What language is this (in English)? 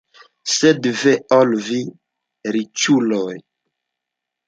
Esperanto